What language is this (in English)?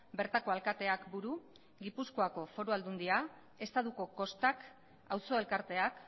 Basque